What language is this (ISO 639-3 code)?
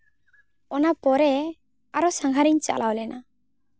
sat